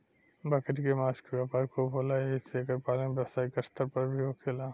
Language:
Bhojpuri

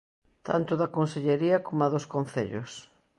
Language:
Galician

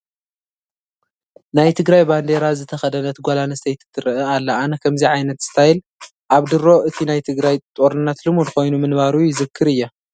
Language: Tigrinya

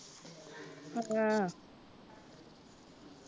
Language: Punjabi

